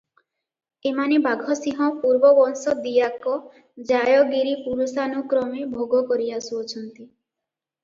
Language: Odia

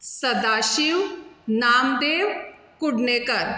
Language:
Konkani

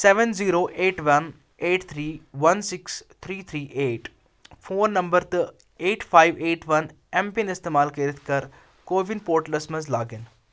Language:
Kashmiri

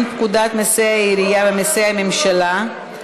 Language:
Hebrew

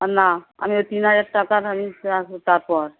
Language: Bangla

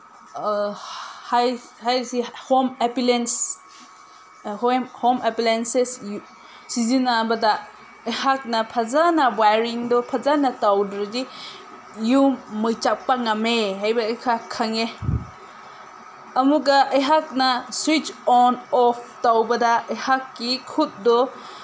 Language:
Manipuri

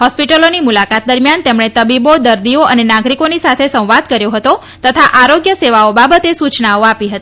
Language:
Gujarati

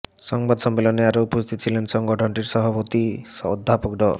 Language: Bangla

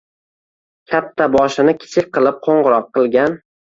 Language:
Uzbek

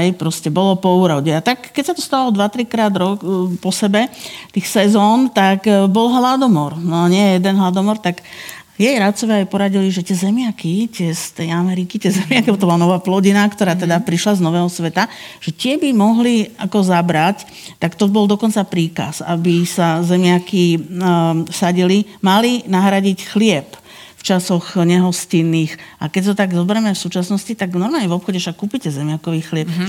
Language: Slovak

